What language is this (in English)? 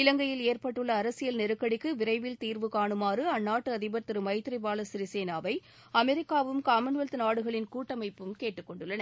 Tamil